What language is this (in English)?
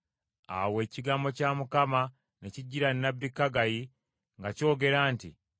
Ganda